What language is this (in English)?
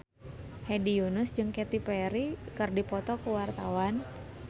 Sundanese